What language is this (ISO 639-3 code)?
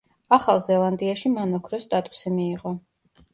kat